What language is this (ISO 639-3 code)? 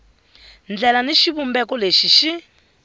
tso